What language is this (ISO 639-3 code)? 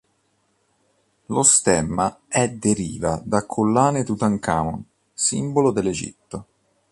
ita